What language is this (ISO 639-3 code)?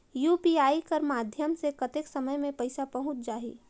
hne